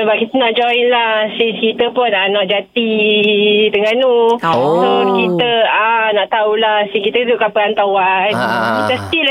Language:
Malay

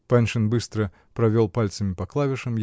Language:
Russian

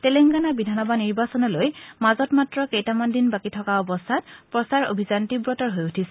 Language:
Assamese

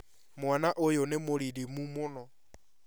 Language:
Kikuyu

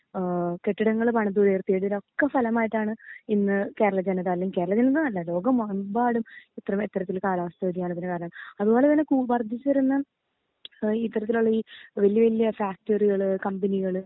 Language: Malayalam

